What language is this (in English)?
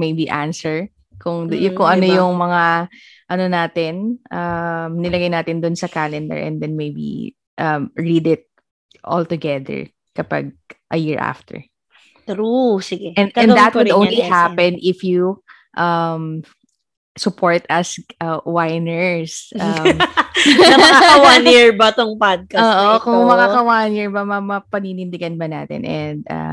Filipino